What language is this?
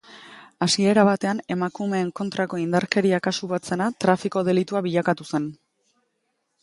Basque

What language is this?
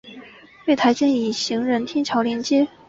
Chinese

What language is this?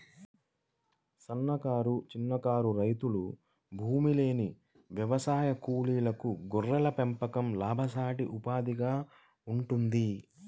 Telugu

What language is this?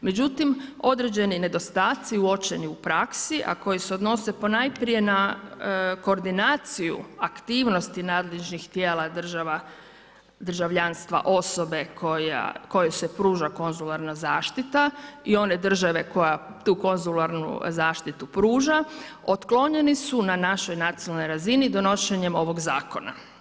Croatian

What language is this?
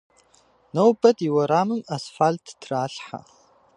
Kabardian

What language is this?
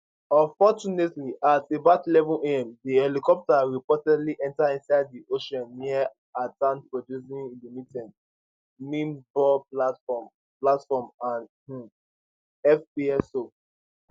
Nigerian Pidgin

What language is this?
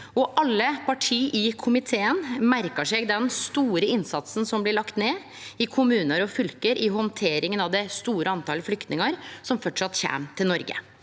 Norwegian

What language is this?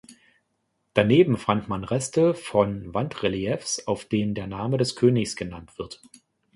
German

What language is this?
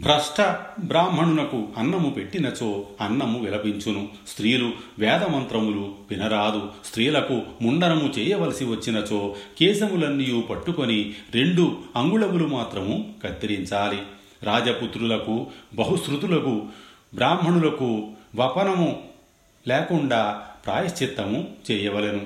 Telugu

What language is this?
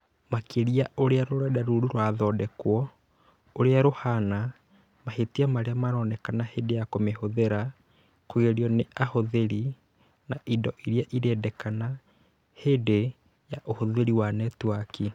Kikuyu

